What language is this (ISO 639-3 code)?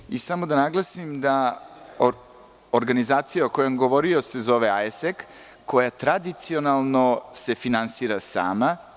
srp